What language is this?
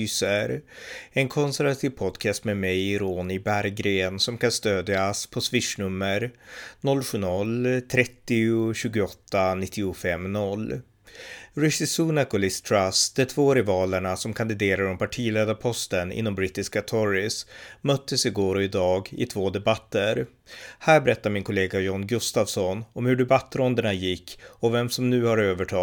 Swedish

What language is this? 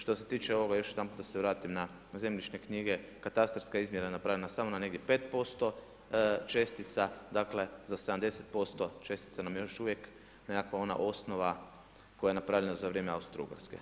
Croatian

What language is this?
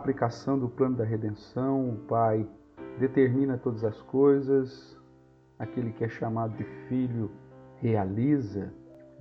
Portuguese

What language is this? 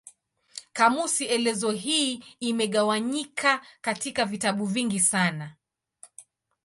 Swahili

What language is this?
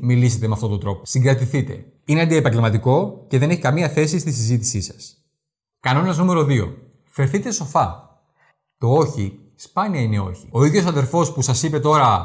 Greek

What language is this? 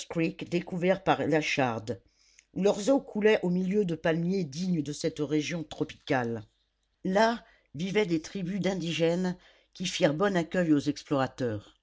French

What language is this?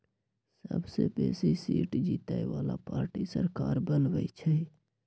Magahi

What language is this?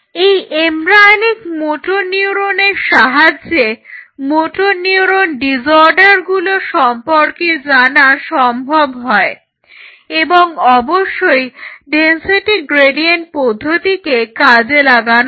Bangla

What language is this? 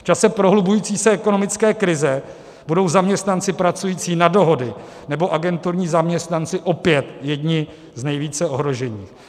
Czech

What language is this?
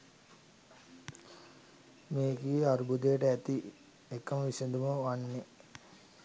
Sinhala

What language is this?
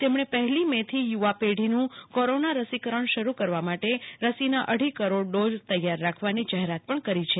Gujarati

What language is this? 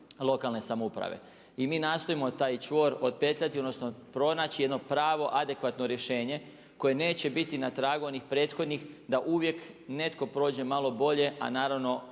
Croatian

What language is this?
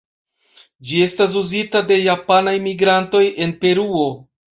Esperanto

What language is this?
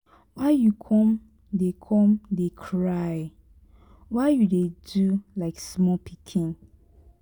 Nigerian Pidgin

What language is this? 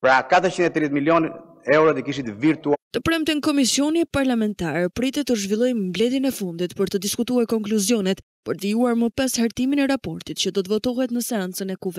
Romanian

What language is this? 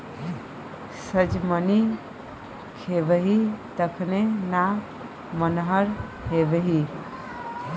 Maithili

